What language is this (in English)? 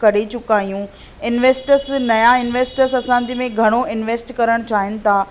Sindhi